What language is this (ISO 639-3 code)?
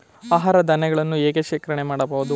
kan